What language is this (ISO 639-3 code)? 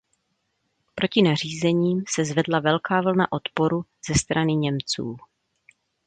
ces